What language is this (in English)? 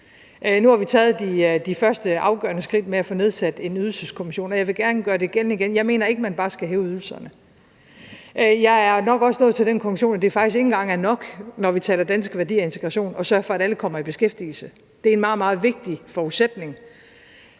Danish